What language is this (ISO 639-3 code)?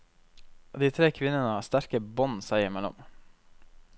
nor